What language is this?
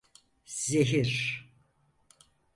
Turkish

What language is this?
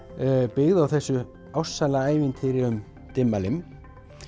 Icelandic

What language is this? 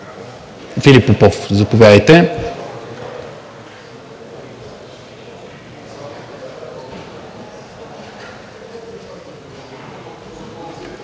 Bulgarian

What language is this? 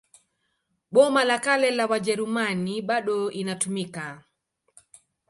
Swahili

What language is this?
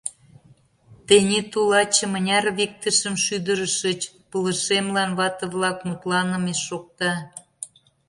Mari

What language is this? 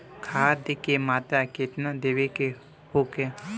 Bhojpuri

